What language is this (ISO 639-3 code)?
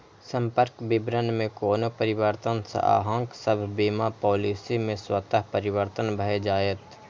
mai